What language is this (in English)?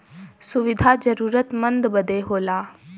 Bhojpuri